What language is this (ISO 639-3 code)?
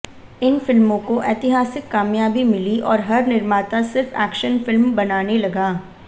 hin